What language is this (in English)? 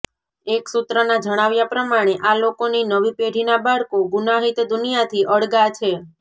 Gujarati